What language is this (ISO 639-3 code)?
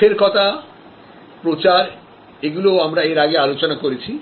ben